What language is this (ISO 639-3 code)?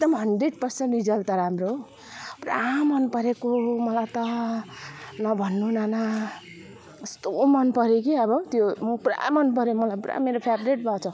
nep